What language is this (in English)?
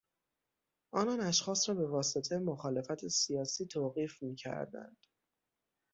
Persian